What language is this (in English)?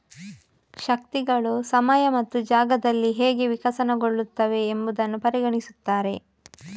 Kannada